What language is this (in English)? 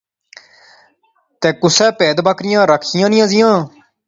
Pahari-Potwari